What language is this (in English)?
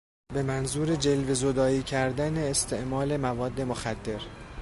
Persian